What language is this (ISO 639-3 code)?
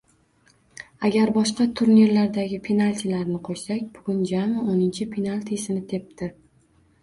uzb